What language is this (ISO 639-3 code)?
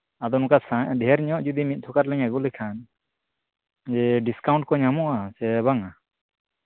sat